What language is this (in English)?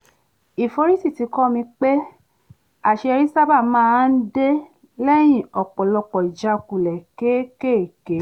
Yoruba